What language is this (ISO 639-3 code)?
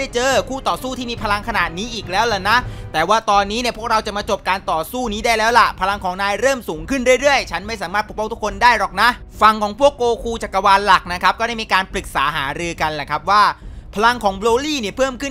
tha